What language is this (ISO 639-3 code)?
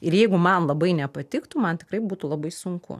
lit